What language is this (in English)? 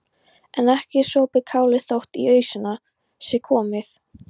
Icelandic